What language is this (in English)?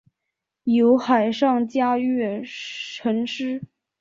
Chinese